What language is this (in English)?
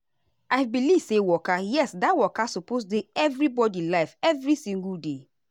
Nigerian Pidgin